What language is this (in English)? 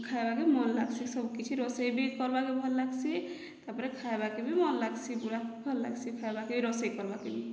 Odia